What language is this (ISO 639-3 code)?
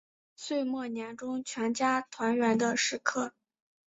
zho